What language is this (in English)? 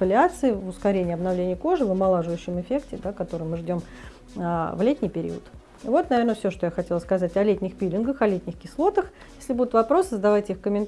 Russian